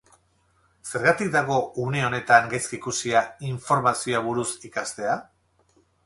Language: Basque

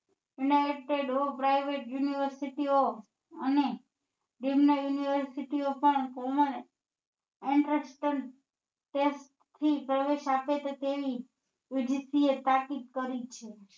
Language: Gujarati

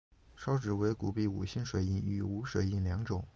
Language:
Chinese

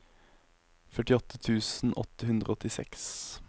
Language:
Norwegian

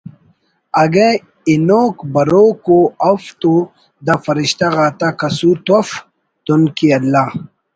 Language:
Brahui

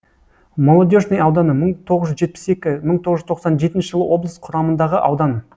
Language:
Kazakh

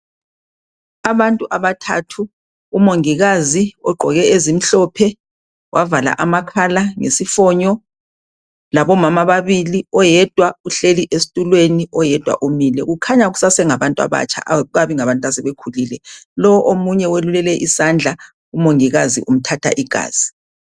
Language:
North Ndebele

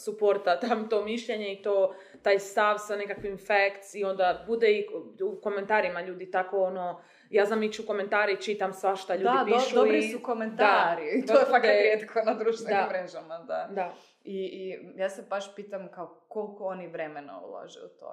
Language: Croatian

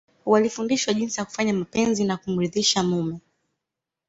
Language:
Swahili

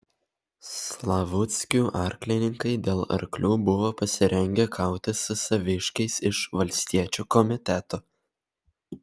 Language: Lithuanian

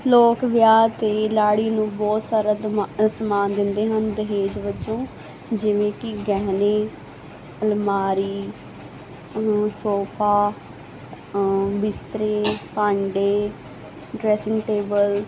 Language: Punjabi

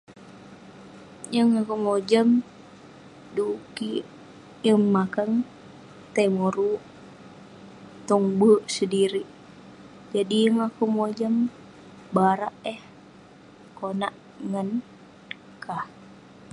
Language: Western Penan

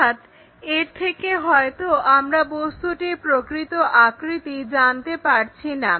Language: Bangla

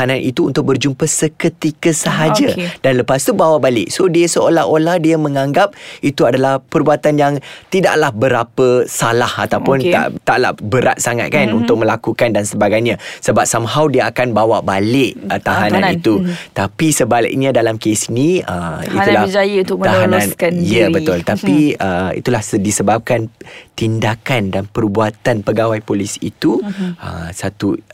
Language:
Malay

